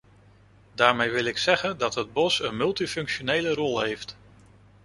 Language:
Dutch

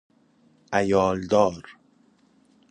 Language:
Persian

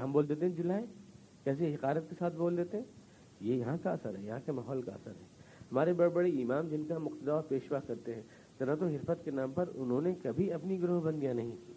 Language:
Urdu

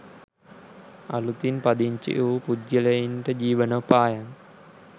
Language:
Sinhala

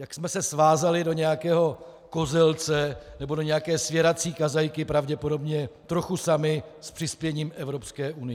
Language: Czech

